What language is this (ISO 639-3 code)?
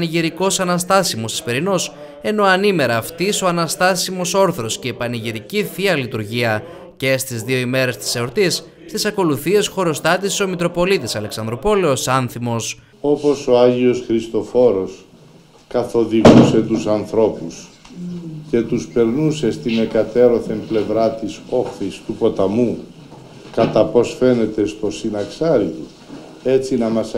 ell